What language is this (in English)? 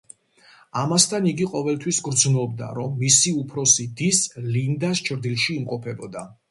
Georgian